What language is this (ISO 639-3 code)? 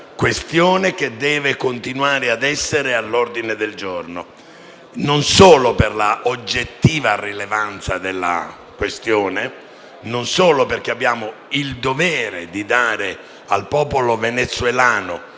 ita